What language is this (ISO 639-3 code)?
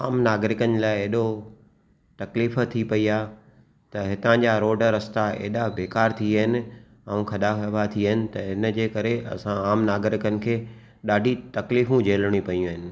snd